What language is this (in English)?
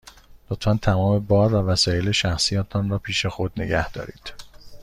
Persian